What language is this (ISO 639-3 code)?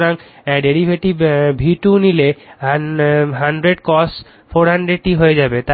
ben